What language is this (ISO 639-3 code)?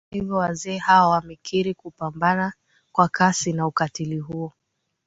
swa